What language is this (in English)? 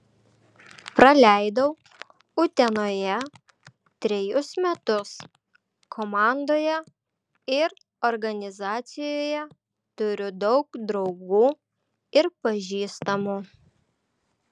Lithuanian